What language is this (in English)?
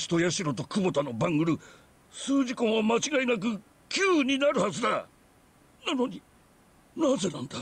Japanese